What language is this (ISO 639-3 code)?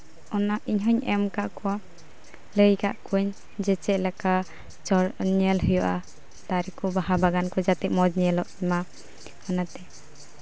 sat